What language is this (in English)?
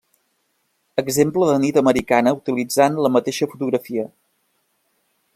Catalan